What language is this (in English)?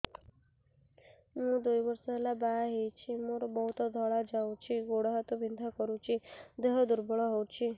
Odia